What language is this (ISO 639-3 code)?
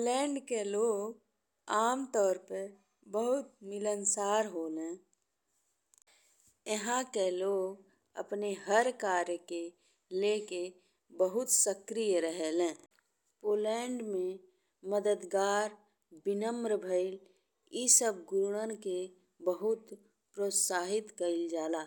bho